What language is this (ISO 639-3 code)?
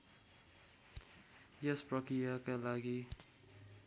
nep